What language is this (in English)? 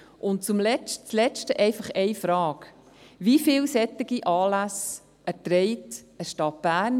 Swiss German